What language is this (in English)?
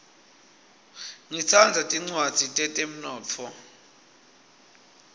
Swati